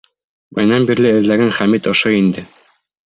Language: Bashkir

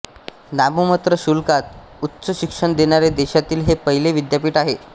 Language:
Marathi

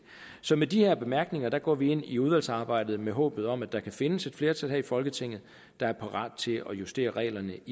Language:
Danish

